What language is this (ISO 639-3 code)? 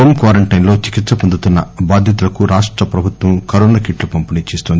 tel